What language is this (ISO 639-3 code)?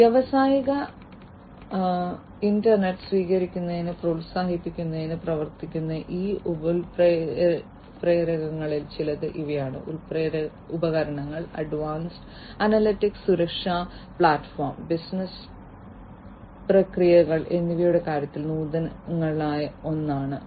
mal